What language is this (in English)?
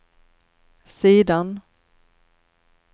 Swedish